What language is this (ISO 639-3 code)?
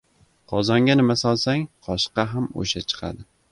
uzb